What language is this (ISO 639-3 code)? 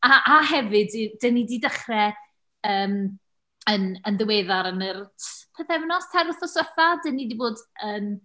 cym